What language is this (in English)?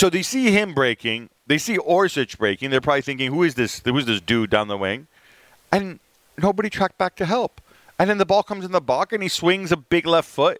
English